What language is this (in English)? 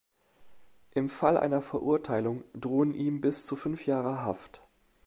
German